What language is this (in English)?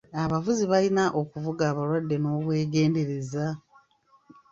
Ganda